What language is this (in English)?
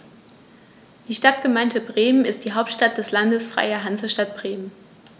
German